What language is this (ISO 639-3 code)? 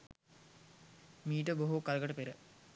sin